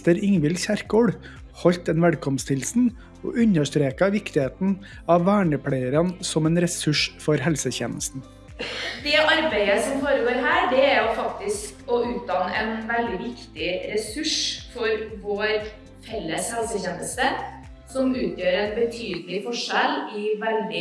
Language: Norwegian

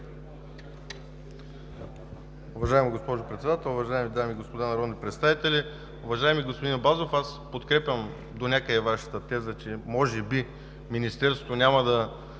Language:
Bulgarian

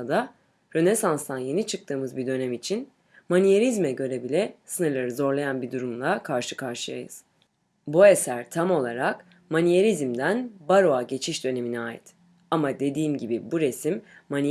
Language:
Turkish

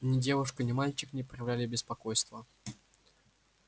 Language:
Russian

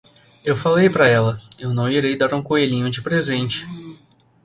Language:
Portuguese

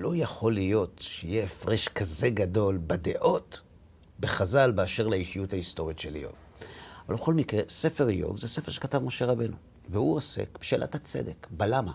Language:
Hebrew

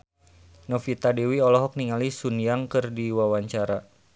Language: Sundanese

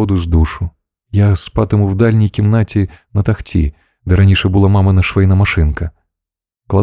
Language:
Ukrainian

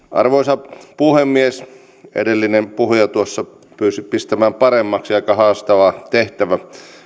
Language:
Finnish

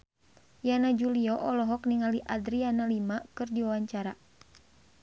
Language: Sundanese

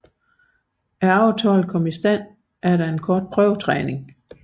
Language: Danish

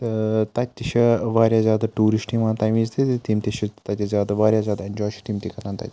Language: Kashmiri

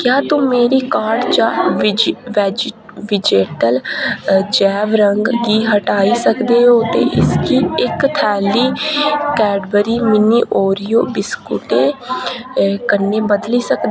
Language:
Dogri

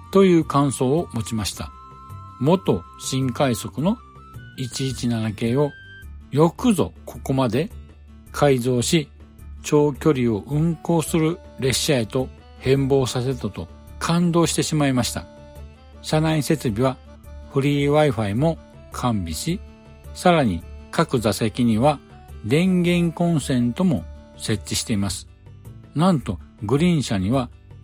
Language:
Japanese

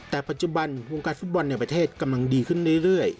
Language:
Thai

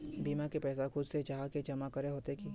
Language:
Magahi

